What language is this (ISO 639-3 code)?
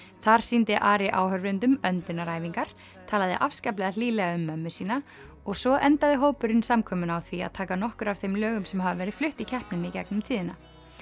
isl